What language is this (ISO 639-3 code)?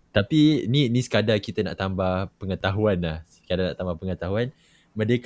msa